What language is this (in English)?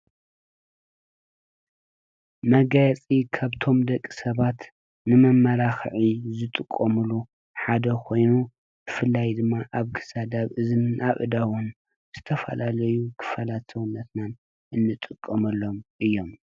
Tigrinya